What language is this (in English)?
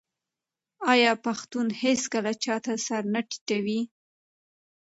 Pashto